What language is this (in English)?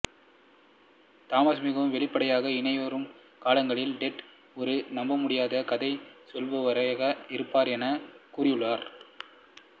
Tamil